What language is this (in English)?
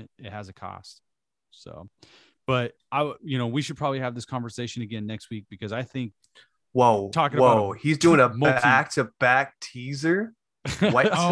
English